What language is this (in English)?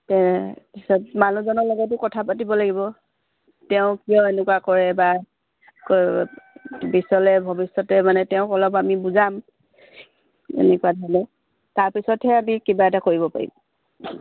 Assamese